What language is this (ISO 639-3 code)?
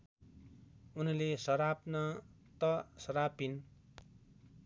nep